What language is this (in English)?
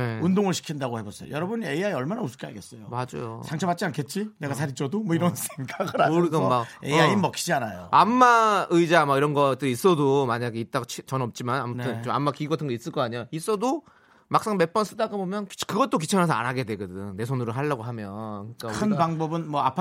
Korean